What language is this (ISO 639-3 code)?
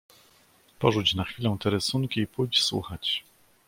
pol